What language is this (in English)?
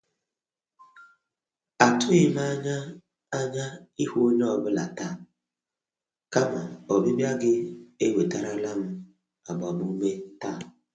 Igbo